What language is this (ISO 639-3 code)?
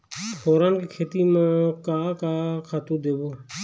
hne